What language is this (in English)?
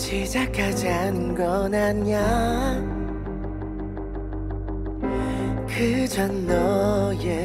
Korean